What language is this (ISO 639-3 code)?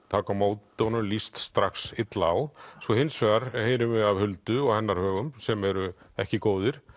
isl